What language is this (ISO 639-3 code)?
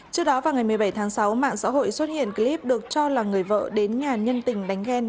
vie